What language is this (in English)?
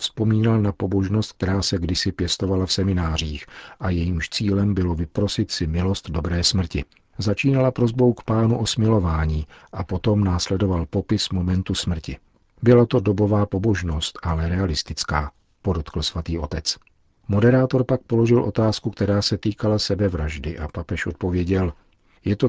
Czech